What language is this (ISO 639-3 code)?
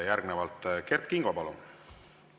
est